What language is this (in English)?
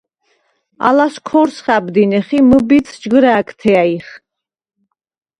Svan